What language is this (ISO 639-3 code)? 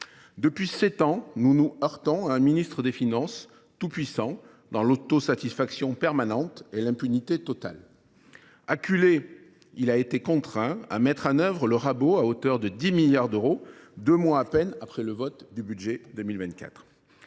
fra